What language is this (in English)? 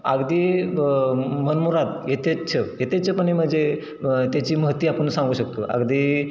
Marathi